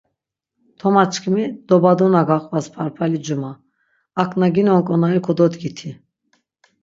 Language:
Laz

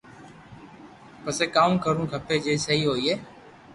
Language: Loarki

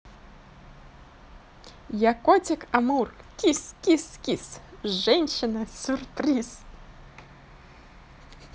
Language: Russian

